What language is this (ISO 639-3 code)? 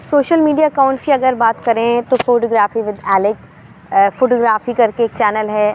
urd